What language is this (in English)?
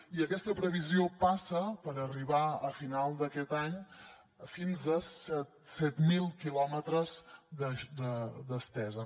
Catalan